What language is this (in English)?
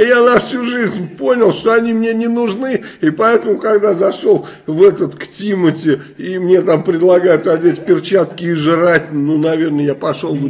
Russian